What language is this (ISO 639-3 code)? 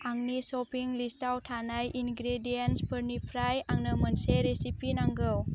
brx